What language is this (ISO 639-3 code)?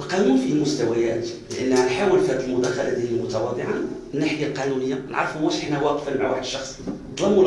ara